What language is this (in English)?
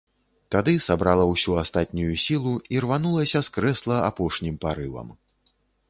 Belarusian